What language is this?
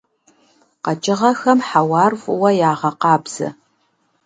Kabardian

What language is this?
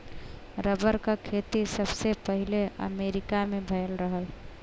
Bhojpuri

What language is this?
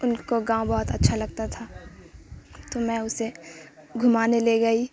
Urdu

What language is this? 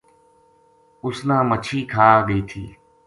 Gujari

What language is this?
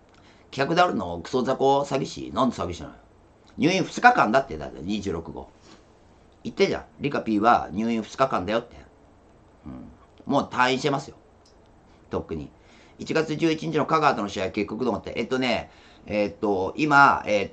Japanese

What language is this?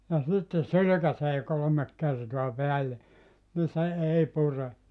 Finnish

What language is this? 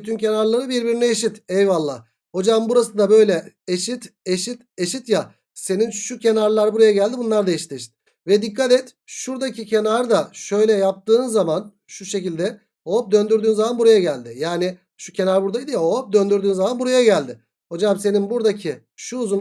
Turkish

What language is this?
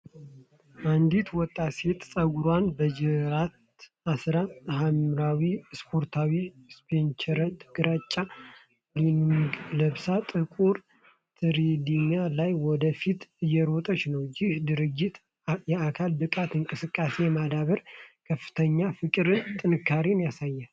Amharic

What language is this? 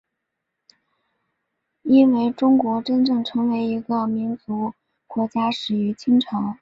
Chinese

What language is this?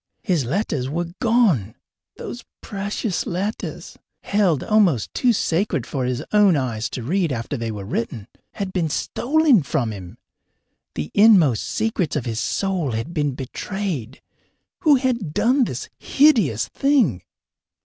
English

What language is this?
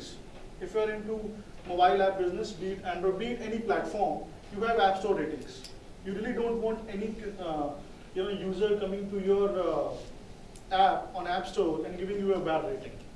English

